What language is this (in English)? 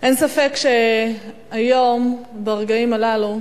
Hebrew